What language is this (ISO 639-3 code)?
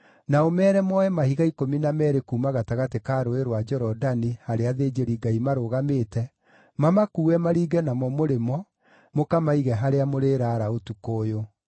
kik